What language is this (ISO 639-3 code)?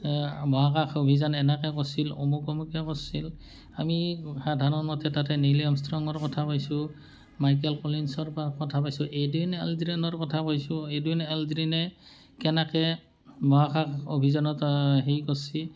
asm